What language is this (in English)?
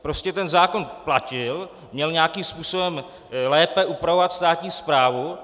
Czech